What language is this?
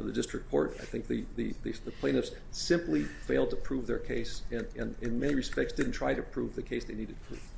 English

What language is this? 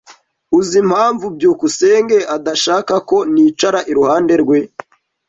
Kinyarwanda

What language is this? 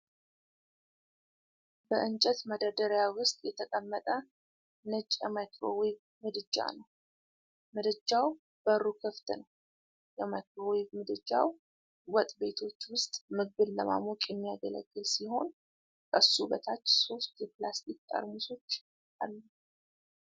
Amharic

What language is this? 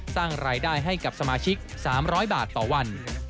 Thai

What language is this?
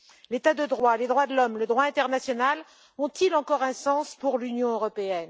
French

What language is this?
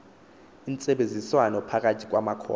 Xhosa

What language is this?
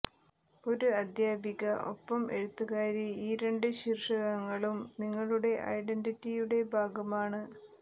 Malayalam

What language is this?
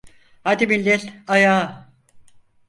Turkish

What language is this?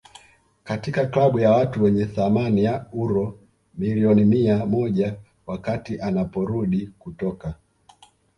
Swahili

